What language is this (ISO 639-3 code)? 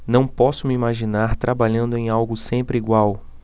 por